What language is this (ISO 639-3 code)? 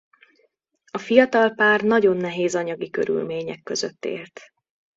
hun